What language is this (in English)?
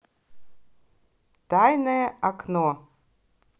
Russian